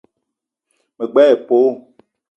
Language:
Eton (Cameroon)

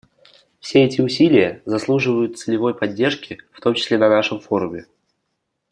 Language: Russian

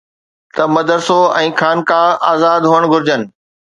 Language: Sindhi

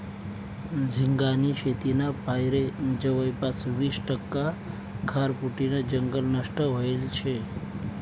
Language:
Marathi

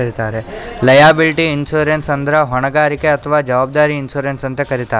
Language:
Kannada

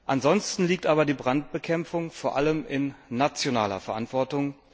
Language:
German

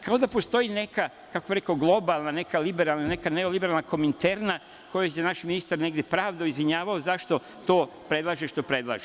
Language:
Serbian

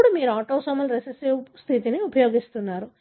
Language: Telugu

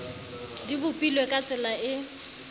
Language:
Southern Sotho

